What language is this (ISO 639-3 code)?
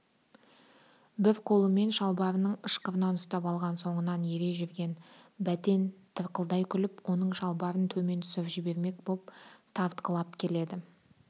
kaz